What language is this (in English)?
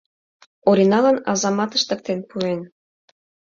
Mari